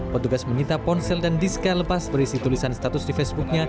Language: Indonesian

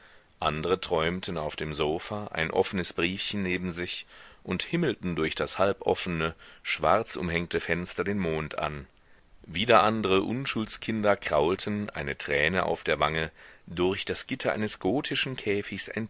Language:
German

